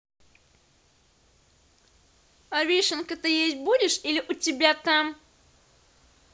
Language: Russian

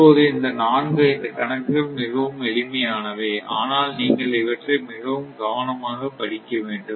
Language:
Tamil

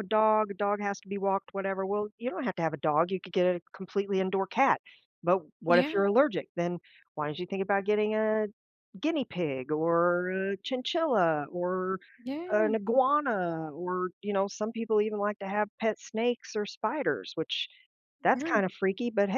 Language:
English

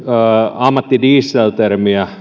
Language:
Finnish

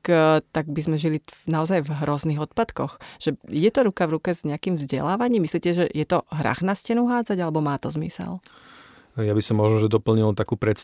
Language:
Slovak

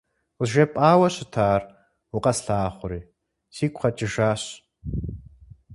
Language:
Kabardian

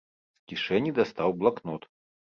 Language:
Belarusian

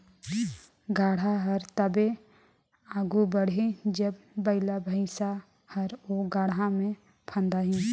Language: Chhattisgarhi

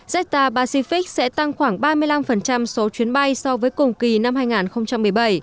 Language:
Vietnamese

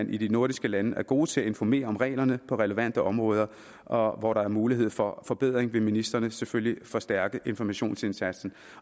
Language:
Danish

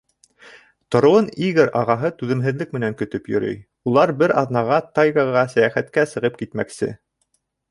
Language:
Bashkir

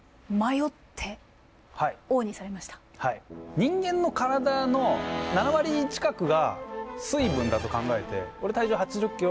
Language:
Japanese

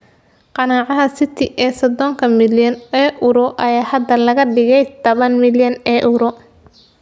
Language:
Somali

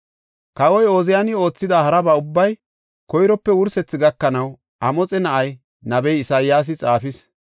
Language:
Gofa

